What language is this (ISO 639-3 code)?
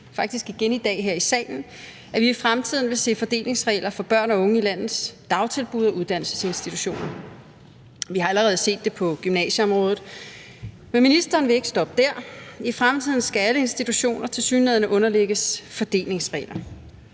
dan